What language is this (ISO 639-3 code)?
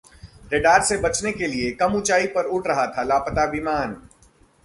hin